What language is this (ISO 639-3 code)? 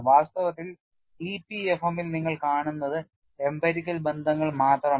mal